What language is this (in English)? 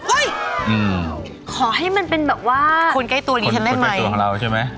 Thai